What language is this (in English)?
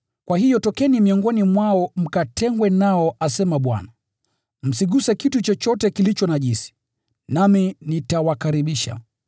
Swahili